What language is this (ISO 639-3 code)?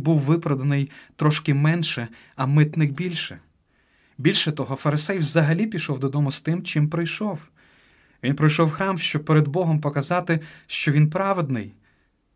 ukr